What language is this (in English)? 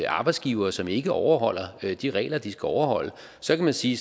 Danish